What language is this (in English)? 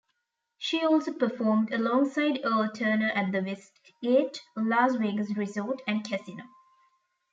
English